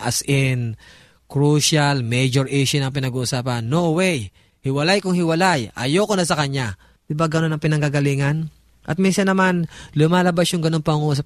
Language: Filipino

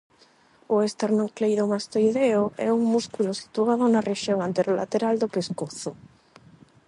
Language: Galician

